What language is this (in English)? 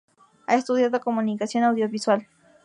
Spanish